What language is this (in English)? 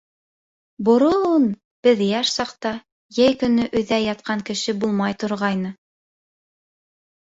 Bashkir